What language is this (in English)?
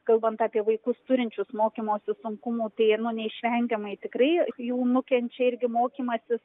Lithuanian